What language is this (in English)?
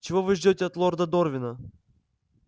Russian